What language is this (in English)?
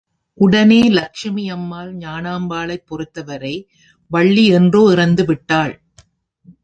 Tamil